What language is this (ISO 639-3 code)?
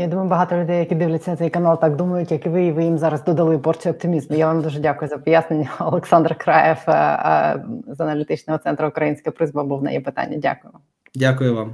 ukr